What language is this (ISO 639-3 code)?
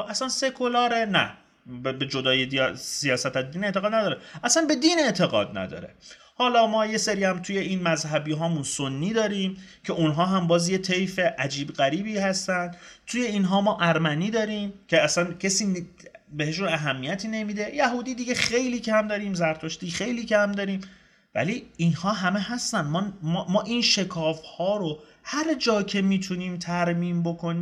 fas